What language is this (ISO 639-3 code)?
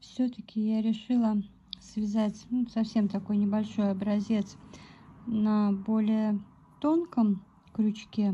rus